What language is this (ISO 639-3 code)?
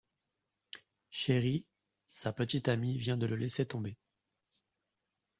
fra